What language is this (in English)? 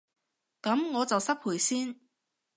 Cantonese